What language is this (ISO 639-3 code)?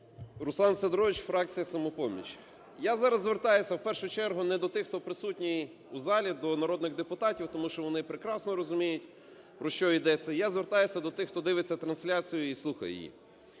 ukr